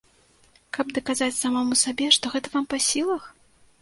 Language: Belarusian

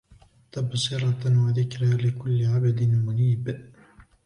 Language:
Arabic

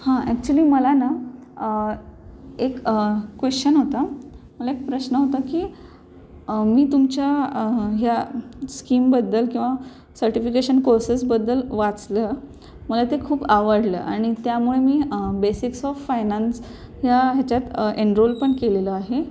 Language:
Marathi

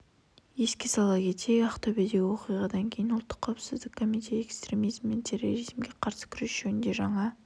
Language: Kazakh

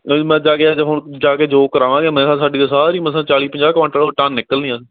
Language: Punjabi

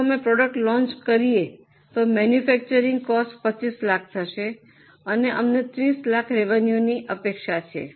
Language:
Gujarati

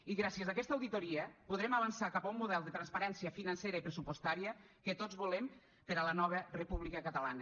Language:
Catalan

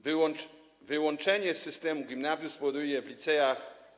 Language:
Polish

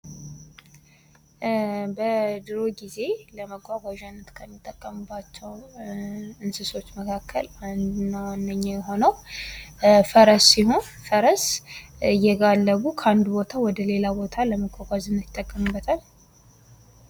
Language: Amharic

